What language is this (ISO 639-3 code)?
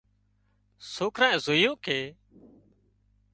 kxp